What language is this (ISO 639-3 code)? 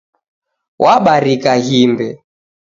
dav